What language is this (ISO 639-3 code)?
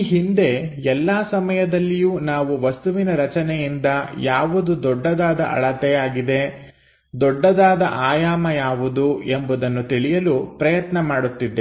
kan